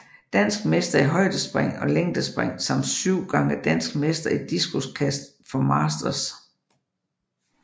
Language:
Danish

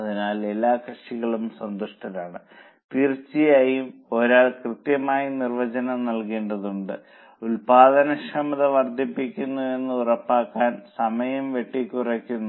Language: Malayalam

